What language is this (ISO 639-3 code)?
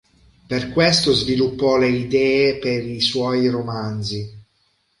ita